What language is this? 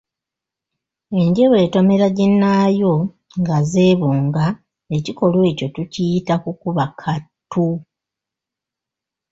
Ganda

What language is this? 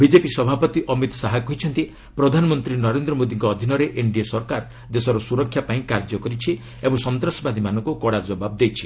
Odia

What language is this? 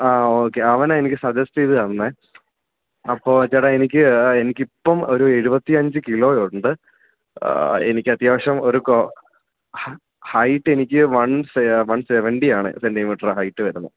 Malayalam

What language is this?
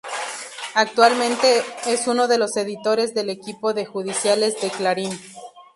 Spanish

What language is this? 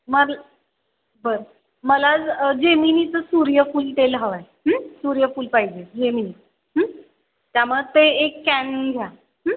Marathi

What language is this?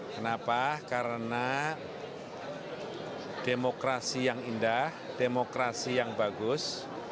Indonesian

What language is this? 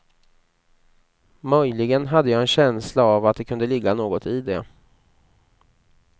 Swedish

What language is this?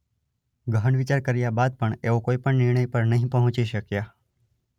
Gujarati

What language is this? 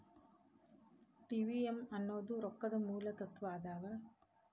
Kannada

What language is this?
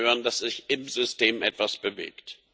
German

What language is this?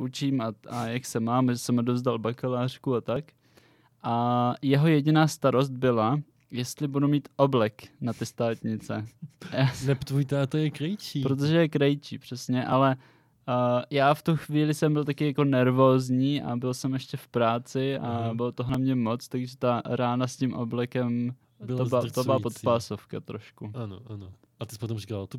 Czech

